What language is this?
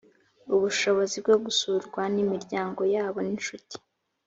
Kinyarwanda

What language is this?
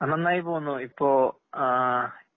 Malayalam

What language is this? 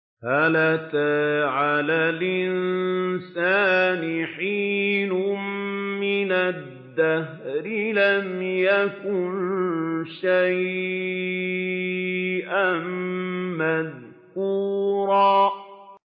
Arabic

